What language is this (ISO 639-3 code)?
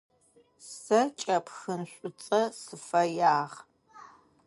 ady